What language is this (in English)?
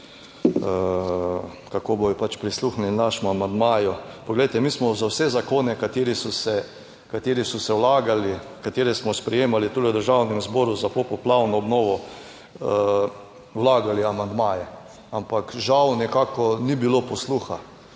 Slovenian